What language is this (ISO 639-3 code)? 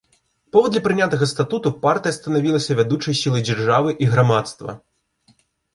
bel